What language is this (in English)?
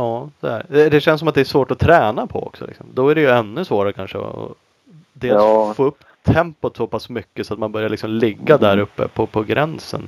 Swedish